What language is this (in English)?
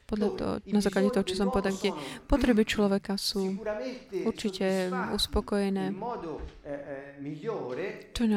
Slovak